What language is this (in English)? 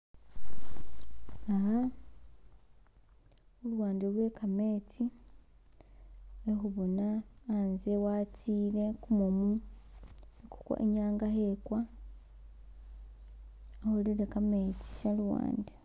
Masaaba